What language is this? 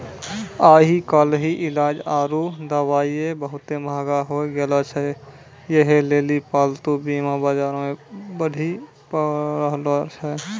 Maithili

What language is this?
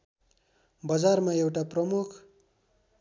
Nepali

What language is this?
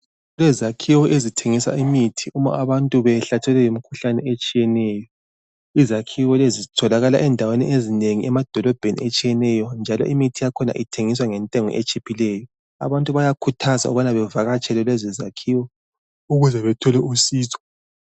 North Ndebele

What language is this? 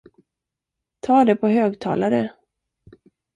Swedish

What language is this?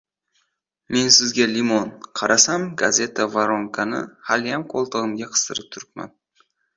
Uzbek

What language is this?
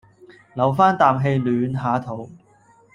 Cantonese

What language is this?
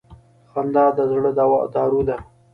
Pashto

